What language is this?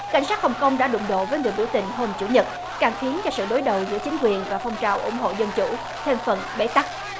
Vietnamese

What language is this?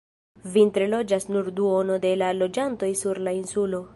Esperanto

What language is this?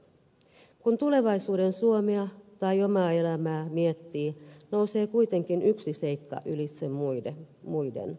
Finnish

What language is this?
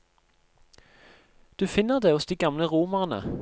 Norwegian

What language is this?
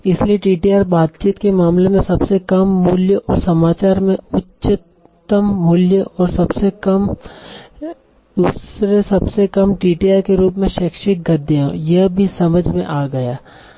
Hindi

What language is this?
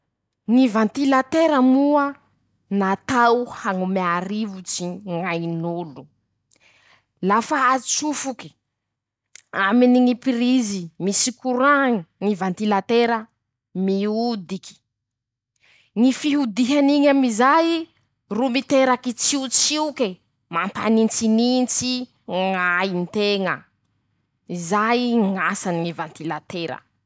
Masikoro Malagasy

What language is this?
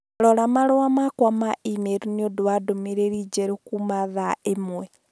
Kikuyu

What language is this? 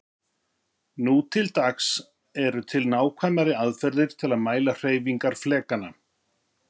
Icelandic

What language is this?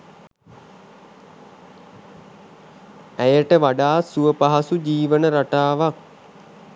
Sinhala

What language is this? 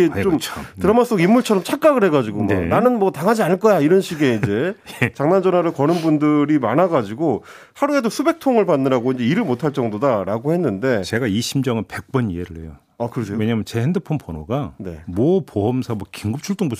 Korean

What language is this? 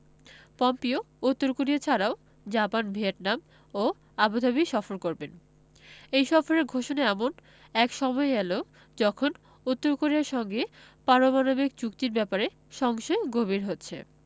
Bangla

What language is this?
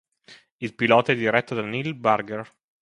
Italian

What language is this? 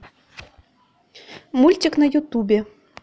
Russian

